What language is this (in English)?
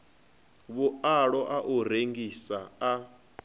Venda